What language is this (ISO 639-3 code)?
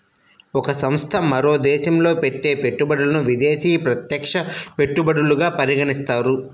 tel